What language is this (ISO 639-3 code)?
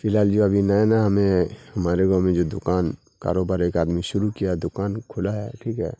urd